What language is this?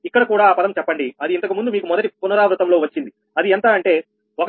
Telugu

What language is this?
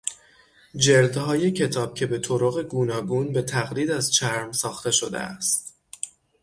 Persian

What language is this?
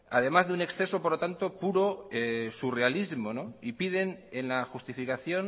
Spanish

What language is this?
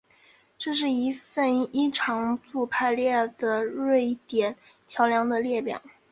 Chinese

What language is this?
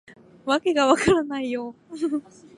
Japanese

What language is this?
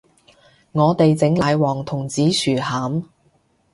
Cantonese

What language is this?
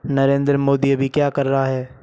Hindi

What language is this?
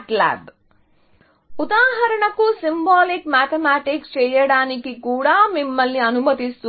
Telugu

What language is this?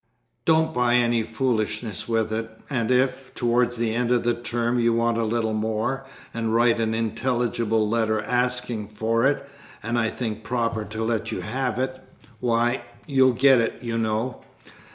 English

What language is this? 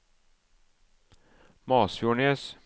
Norwegian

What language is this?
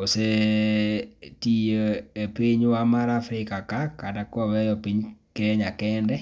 Luo (Kenya and Tanzania)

